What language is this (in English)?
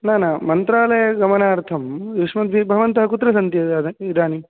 Sanskrit